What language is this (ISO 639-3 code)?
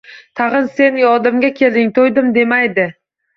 uzb